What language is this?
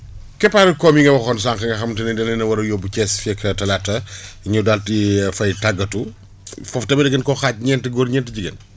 Wolof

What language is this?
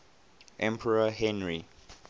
English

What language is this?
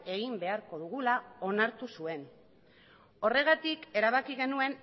Basque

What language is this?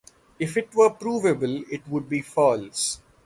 English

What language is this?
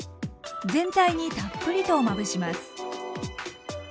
Japanese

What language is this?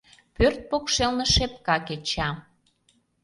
Mari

